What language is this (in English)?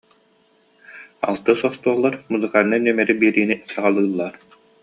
Yakut